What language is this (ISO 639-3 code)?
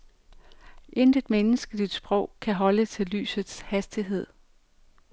dan